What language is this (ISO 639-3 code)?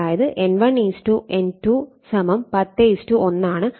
mal